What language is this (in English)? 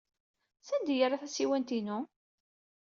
Kabyle